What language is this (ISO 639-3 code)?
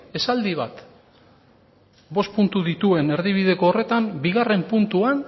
eus